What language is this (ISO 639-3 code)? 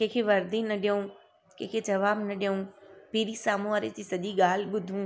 snd